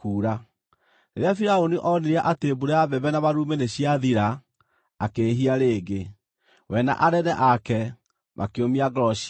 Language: Kikuyu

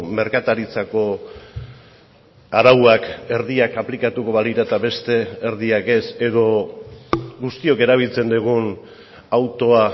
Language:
Basque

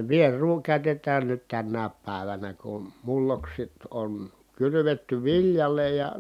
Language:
Finnish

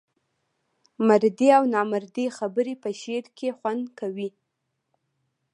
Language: Pashto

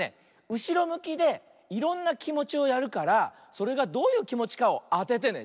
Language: Japanese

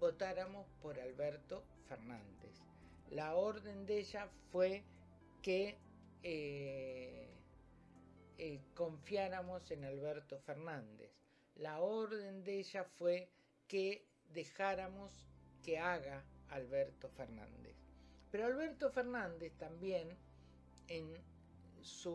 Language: Spanish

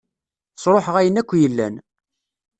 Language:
Kabyle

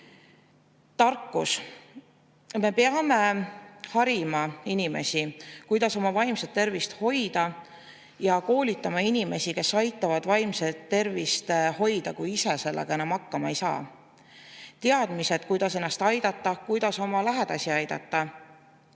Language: Estonian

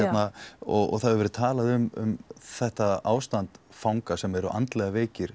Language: Icelandic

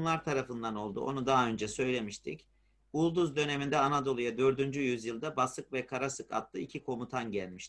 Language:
Turkish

